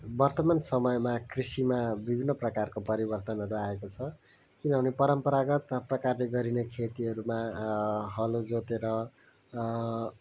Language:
Nepali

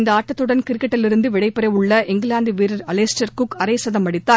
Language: Tamil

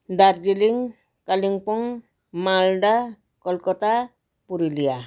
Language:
Nepali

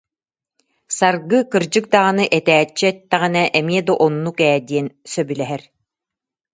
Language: Yakut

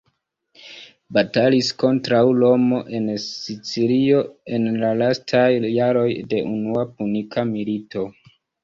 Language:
Esperanto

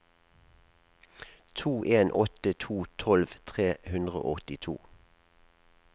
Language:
Norwegian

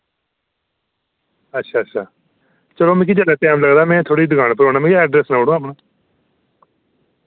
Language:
Dogri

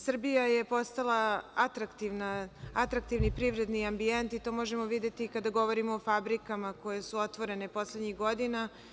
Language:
Serbian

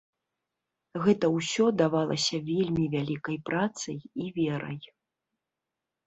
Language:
Belarusian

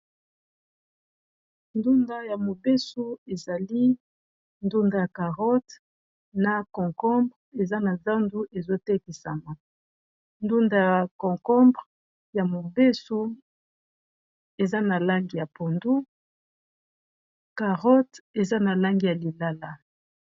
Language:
Lingala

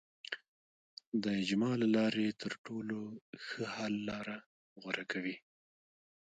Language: Pashto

